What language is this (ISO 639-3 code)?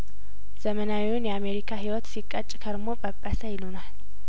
amh